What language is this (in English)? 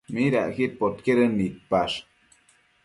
Matsés